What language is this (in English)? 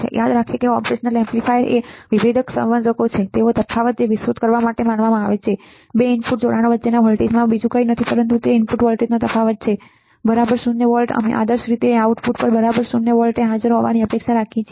Gujarati